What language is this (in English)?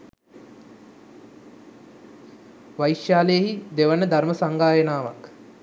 Sinhala